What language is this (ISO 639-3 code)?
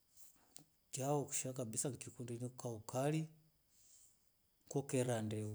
rof